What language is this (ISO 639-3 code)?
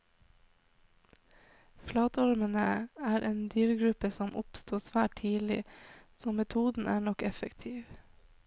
nor